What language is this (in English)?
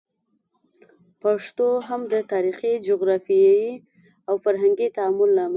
Pashto